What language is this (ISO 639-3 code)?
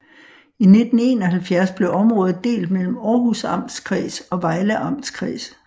dan